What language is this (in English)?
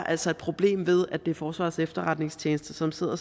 Danish